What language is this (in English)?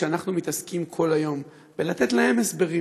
Hebrew